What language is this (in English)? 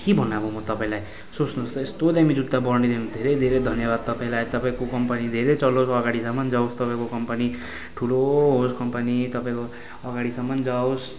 Nepali